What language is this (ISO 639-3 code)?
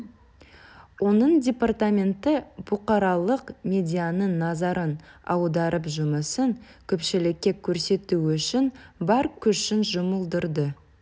kaz